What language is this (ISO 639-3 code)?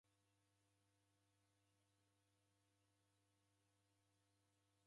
dav